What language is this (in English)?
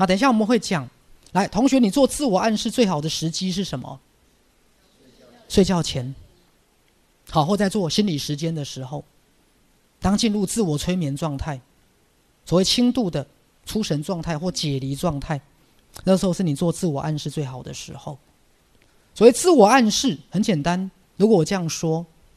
Chinese